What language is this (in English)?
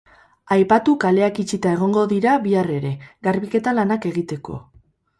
Basque